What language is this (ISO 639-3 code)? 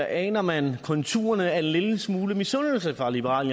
dan